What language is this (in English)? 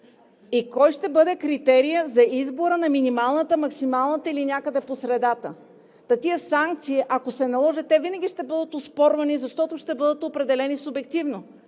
Bulgarian